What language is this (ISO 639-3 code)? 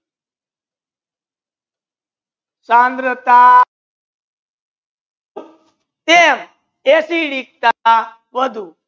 guj